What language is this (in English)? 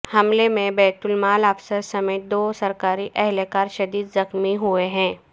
Urdu